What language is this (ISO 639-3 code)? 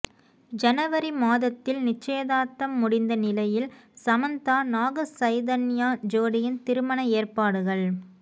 tam